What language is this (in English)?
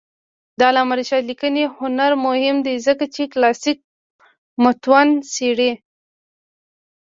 Pashto